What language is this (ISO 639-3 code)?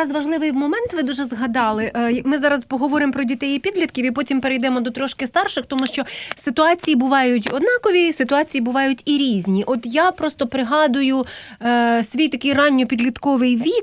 ukr